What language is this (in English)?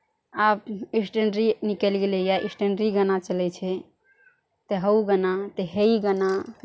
Maithili